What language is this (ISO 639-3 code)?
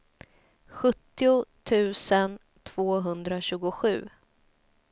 swe